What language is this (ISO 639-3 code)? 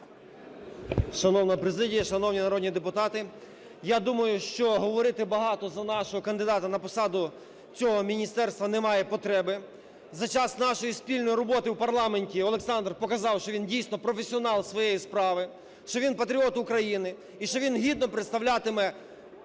ukr